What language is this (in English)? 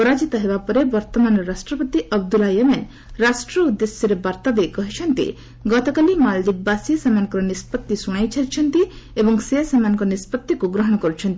Odia